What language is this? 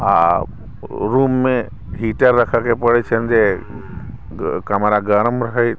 Maithili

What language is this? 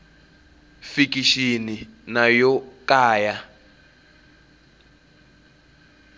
Tsonga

